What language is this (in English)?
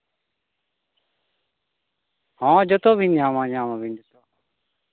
Santali